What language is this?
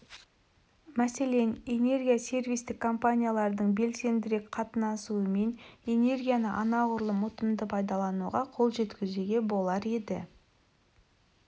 Kazakh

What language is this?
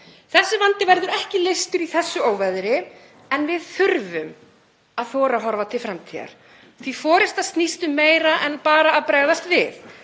Icelandic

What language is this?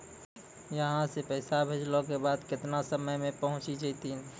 Maithili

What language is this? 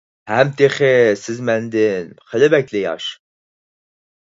Uyghur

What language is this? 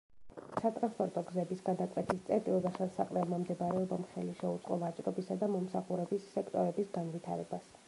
Georgian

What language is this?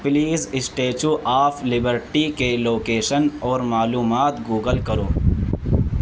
Urdu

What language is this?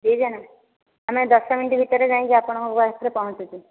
Odia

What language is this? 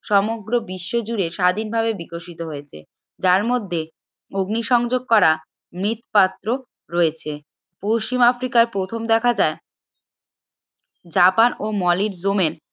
Bangla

